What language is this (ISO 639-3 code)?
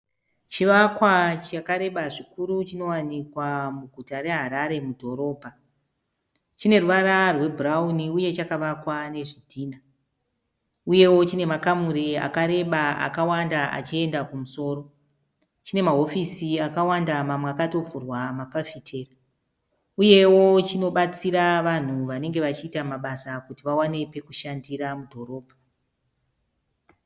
sna